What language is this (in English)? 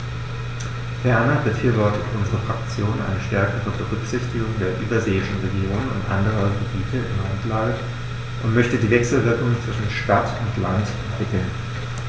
German